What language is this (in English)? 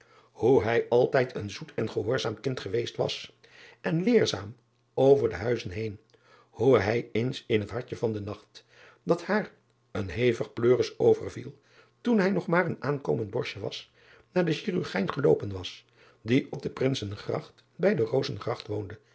Dutch